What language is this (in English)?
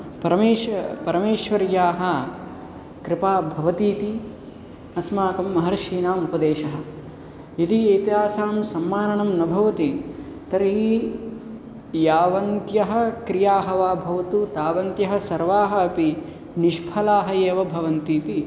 Sanskrit